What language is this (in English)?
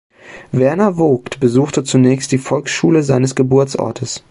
German